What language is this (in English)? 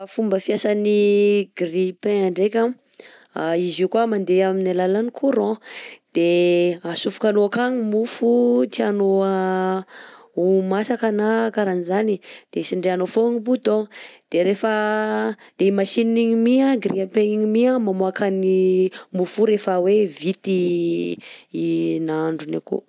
Southern Betsimisaraka Malagasy